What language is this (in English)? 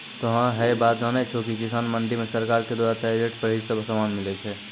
Maithili